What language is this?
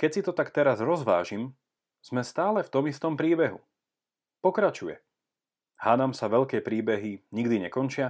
Slovak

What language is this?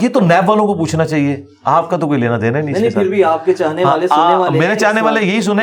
Urdu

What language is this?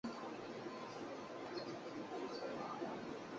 Chinese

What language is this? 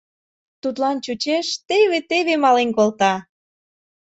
Mari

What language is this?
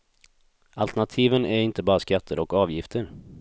Swedish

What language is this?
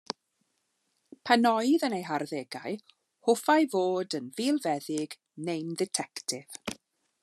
Welsh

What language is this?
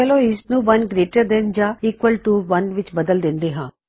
Punjabi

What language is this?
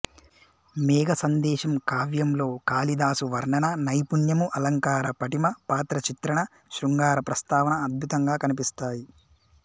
Telugu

